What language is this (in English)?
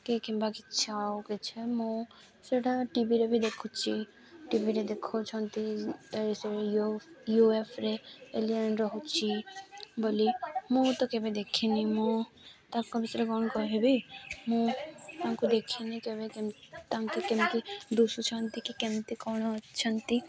Odia